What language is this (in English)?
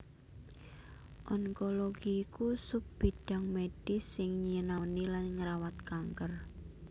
Javanese